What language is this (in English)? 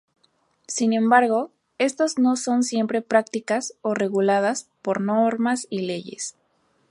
Spanish